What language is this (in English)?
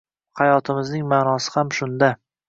Uzbek